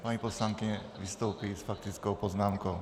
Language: Czech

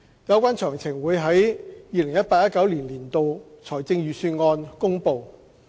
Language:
Cantonese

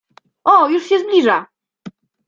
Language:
Polish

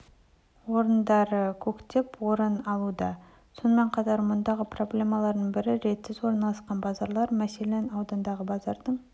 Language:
Kazakh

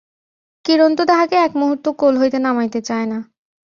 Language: Bangla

